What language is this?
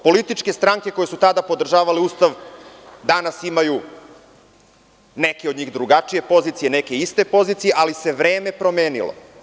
Serbian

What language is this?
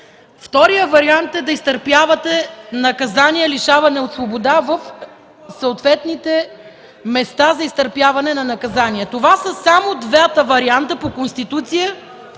Bulgarian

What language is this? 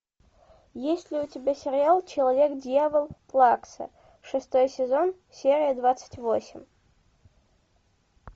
Russian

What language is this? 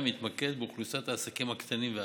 Hebrew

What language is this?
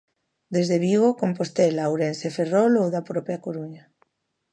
Galician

